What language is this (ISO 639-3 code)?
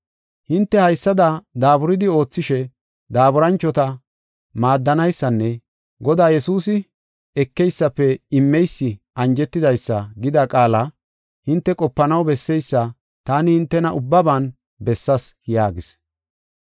gof